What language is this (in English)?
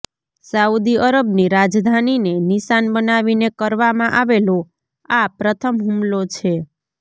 Gujarati